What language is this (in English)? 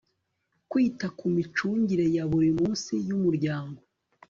Kinyarwanda